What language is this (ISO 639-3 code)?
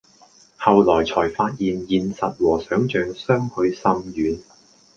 yue